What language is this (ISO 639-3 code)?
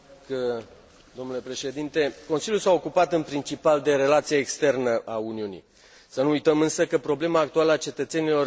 ron